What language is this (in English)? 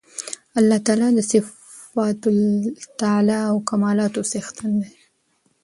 Pashto